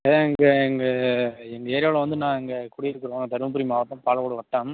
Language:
Tamil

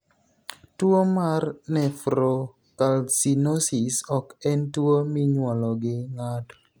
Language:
Luo (Kenya and Tanzania)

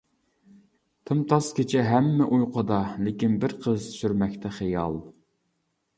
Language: Uyghur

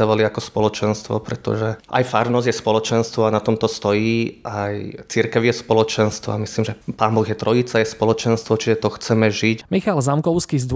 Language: Slovak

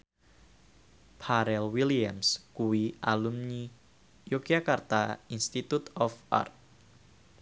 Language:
Javanese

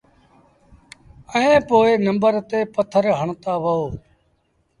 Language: Sindhi Bhil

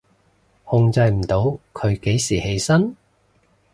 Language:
Cantonese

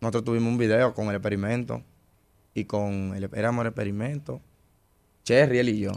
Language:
Spanish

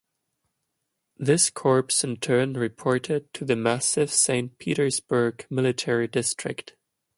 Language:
English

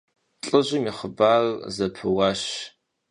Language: Kabardian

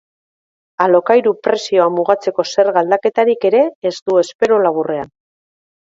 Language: Basque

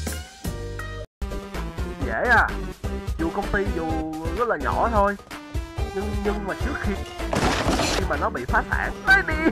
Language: Vietnamese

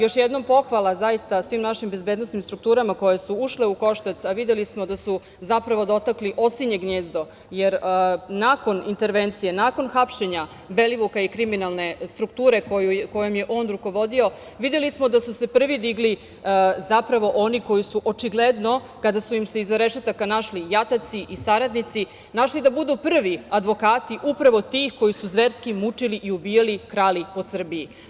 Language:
Serbian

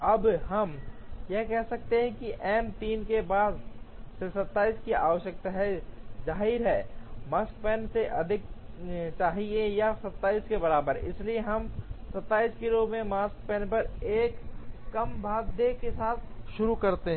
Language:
Hindi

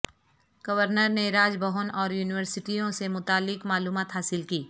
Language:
Urdu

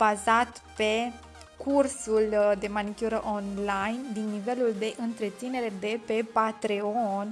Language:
Romanian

